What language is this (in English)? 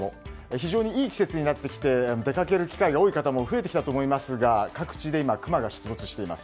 Japanese